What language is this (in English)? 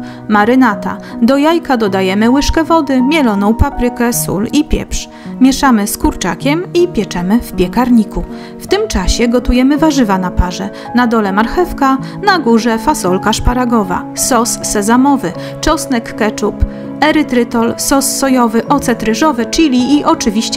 Polish